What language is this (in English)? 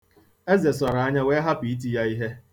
Igbo